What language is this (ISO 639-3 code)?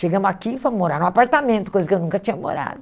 por